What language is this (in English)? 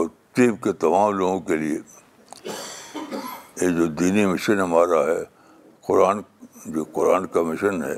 Urdu